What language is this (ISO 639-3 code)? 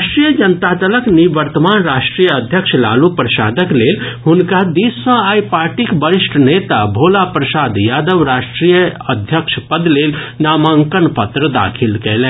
mai